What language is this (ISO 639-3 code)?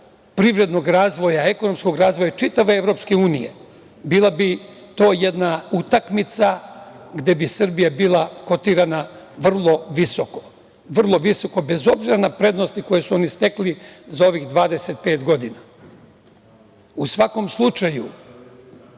srp